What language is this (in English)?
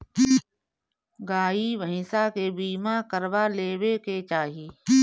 Bhojpuri